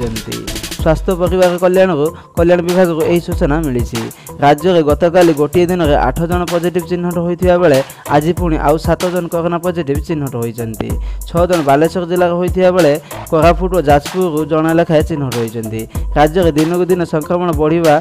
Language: Korean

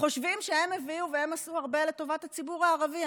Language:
Hebrew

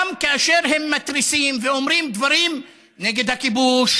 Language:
Hebrew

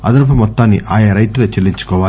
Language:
Telugu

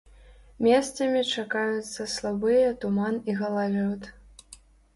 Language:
Belarusian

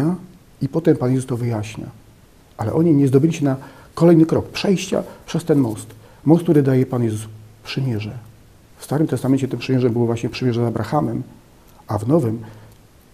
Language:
Polish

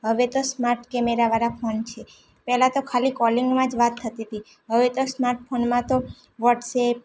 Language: Gujarati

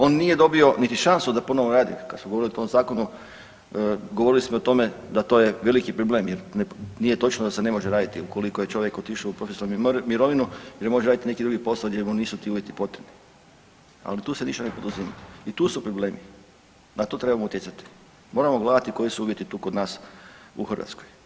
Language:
Croatian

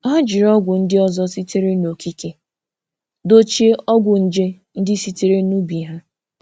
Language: Igbo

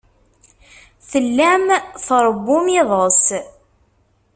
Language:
Kabyle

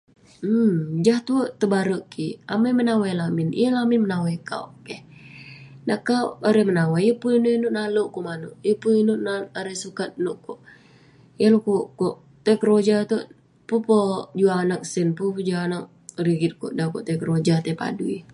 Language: Western Penan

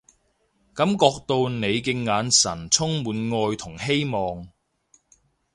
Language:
Cantonese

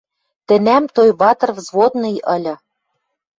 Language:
Western Mari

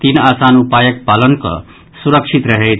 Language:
Maithili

